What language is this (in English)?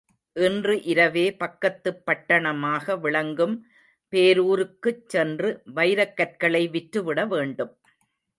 Tamil